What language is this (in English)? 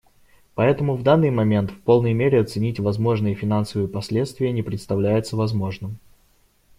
Russian